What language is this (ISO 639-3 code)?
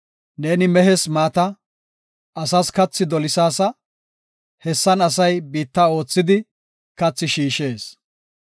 gof